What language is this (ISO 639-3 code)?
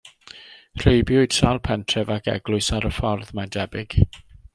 cym